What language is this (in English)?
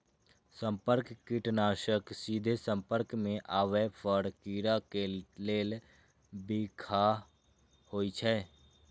Maithili